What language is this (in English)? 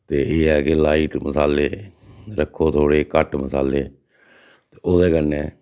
Dogri